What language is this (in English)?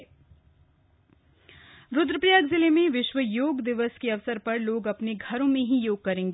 Hindi